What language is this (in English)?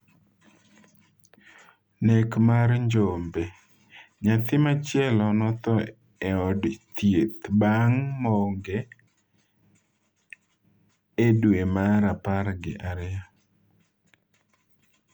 Luo (Kenya and Tanzania)